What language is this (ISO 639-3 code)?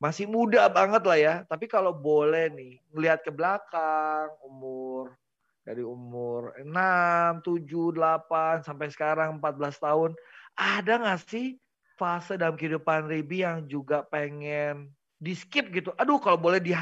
ind